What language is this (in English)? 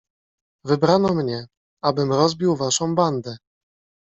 Polish